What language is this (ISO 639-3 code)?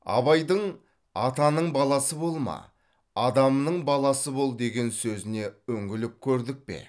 kaz